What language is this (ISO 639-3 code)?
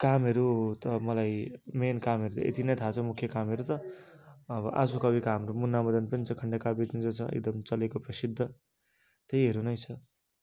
nep